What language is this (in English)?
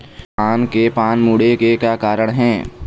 Chhattisgarhi